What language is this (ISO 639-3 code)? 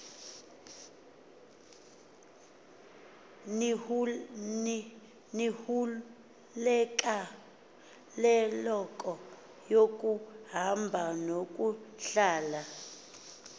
xho